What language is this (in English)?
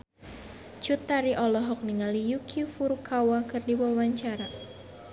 Sundanese